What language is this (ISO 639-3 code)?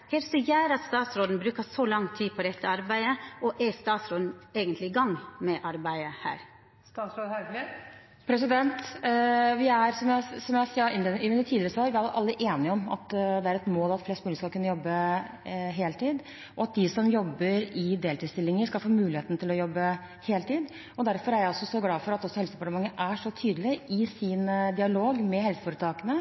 nor